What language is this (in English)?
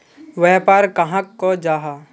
Magahi